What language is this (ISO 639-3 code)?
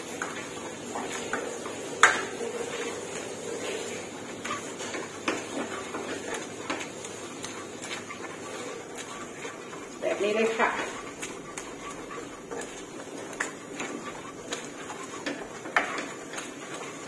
tha